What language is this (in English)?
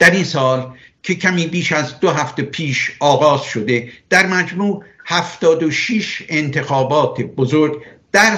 Persian